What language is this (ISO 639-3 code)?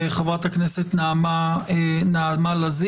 heb